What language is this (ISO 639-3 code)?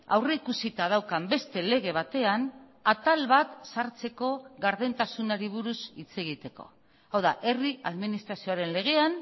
eus